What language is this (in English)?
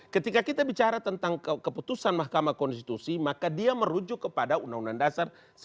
Indonesian